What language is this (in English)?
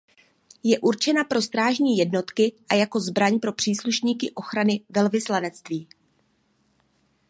Czech